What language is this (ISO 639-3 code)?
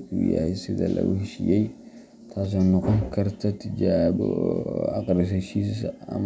som